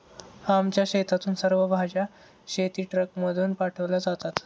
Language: Marathi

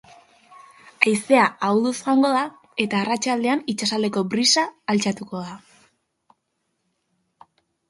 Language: Basque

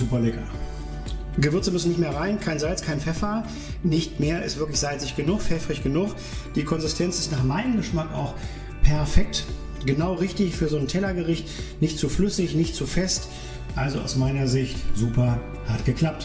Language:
German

